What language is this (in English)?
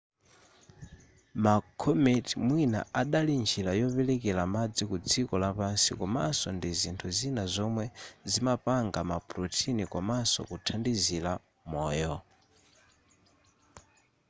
Nyanja